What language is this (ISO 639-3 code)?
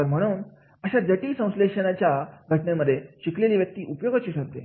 mar